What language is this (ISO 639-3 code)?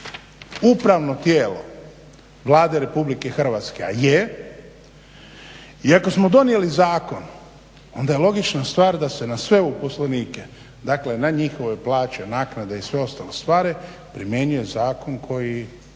hrv